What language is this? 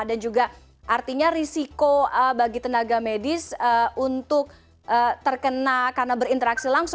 Indonesian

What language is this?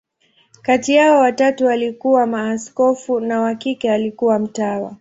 Swahili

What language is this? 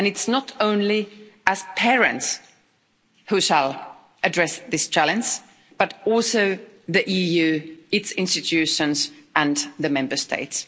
English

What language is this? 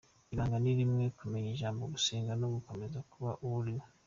Kinyarwanda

